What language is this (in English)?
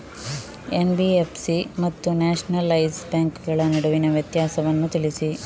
Kannada